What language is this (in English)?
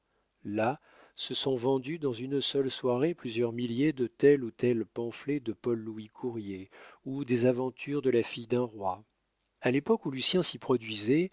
French